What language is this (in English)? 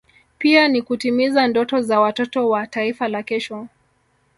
Swahili